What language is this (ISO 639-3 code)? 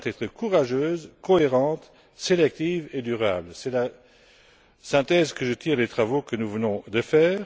fra